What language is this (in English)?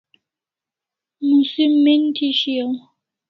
Kalasha